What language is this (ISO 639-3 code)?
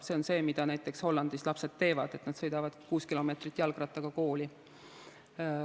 est